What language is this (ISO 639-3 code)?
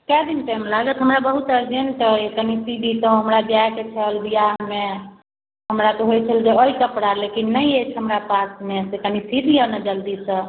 mai